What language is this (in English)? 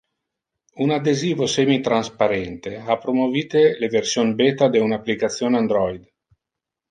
Interlingua